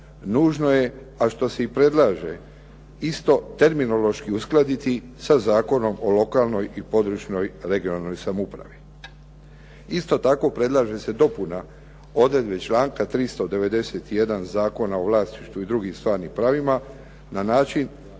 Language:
Croatian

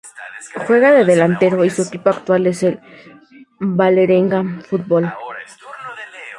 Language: Spanish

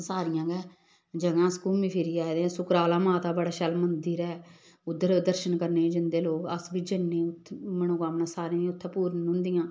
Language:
Dogri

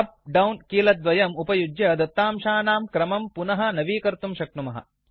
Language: Sanskrit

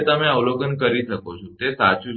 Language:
Gujarati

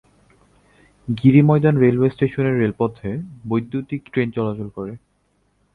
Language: Bangla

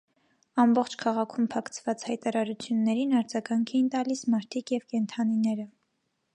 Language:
Armenian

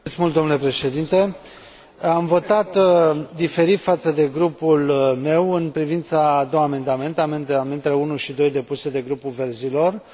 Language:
Romanian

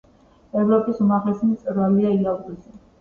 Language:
Georgian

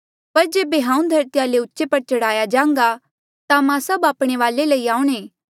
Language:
Mandeali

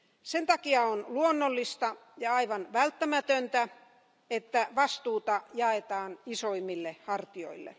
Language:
Finnish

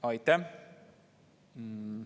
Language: Estonian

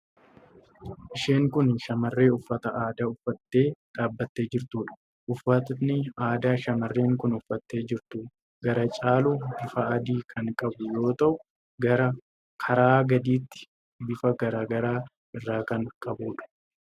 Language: Oromo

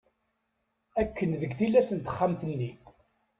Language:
Kabyle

